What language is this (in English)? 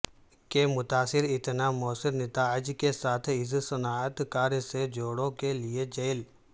Urdu